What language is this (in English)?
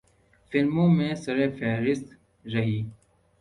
Urdu